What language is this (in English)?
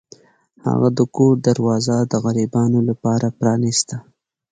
Pashto